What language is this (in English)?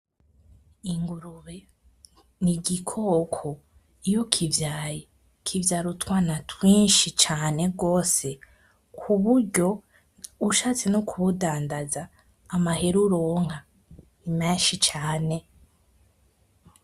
Rundi